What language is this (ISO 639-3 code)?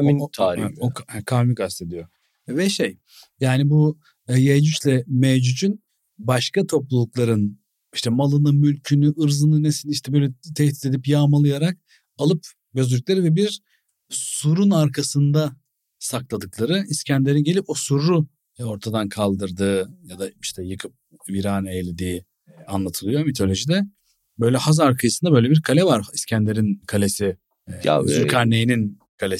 tur